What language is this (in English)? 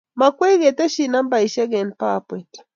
Kalenjin